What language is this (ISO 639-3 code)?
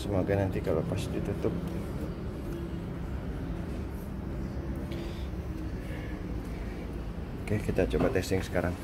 ind